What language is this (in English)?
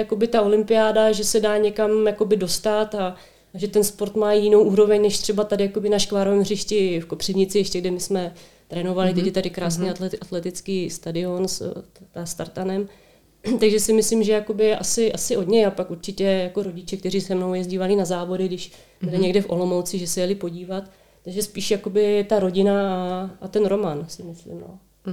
Czech